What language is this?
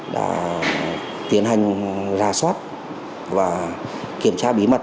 Vietnamese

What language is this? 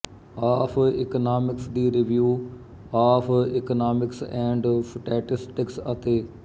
Punjabi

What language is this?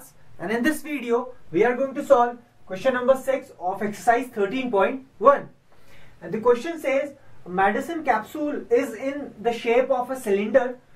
English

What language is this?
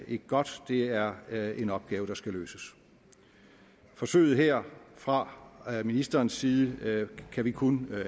Danish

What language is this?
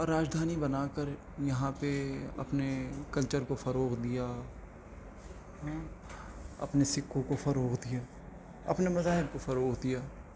Urdu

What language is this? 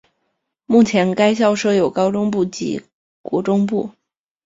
Chinese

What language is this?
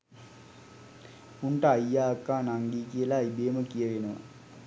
Sinhala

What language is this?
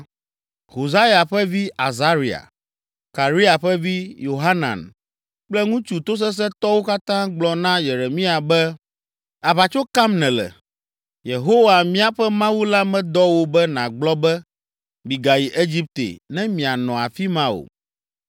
Ewe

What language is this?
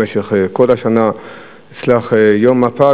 Hebrew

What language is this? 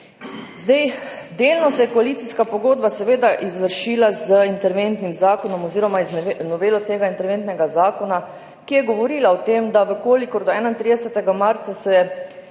Slovenian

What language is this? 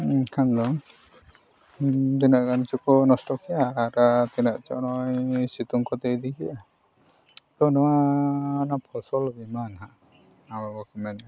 Santali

